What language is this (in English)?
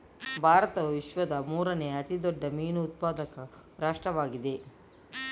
Kannada